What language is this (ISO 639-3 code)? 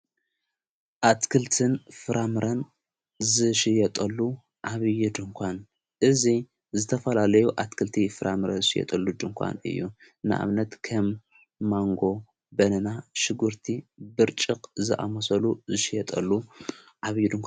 tir